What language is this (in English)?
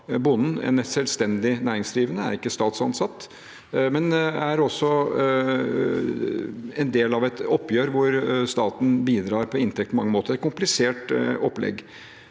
Norwegian